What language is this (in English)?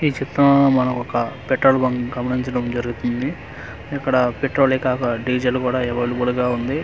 Telugu